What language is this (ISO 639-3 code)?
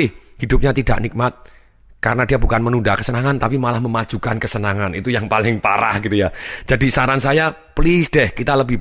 ind